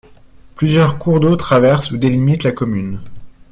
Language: French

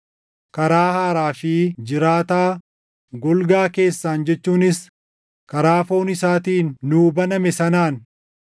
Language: Oromo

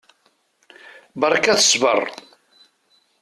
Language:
Kabyle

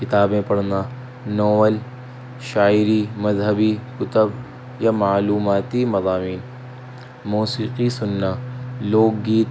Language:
Urdu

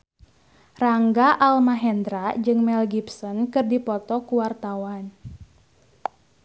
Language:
Sundanese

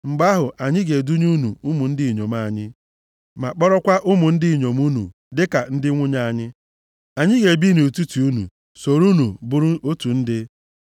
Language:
Igbo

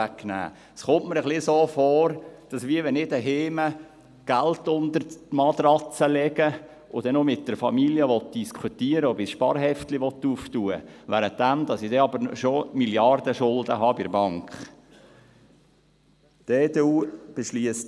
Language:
Swiss German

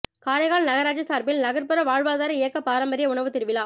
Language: Tamil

